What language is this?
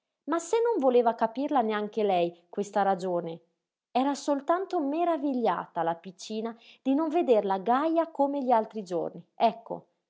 Italian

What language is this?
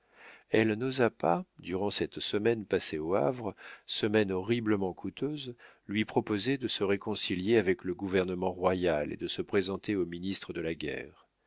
French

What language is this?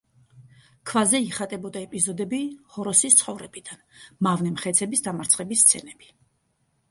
Georgian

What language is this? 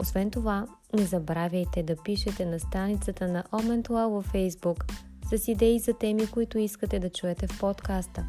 Bulgarian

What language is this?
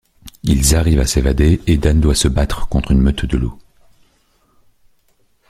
French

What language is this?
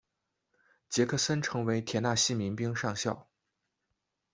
Chinese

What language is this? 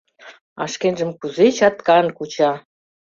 Mari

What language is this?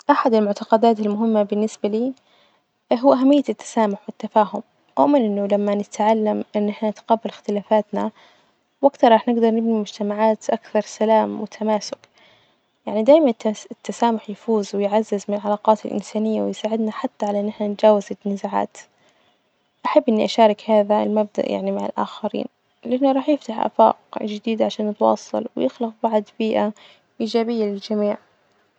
Najdi Arabic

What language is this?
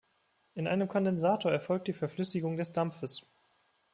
German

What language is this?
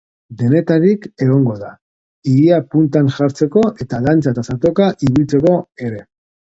Basque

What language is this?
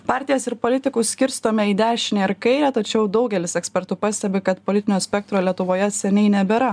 Lithuanian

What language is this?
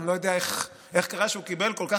Hebrew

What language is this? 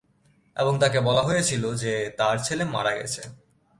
Bangla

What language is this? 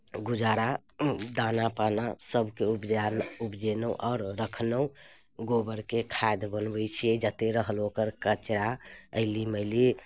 Maithili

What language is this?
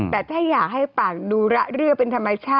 Thai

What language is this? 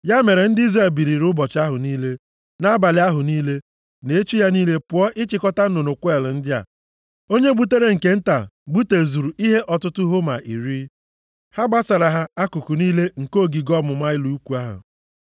Igbo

